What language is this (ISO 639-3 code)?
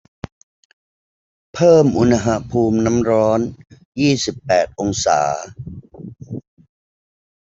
tha